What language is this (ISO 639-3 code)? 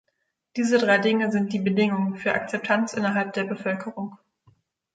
deu